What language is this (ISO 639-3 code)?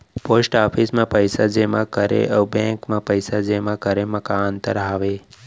hne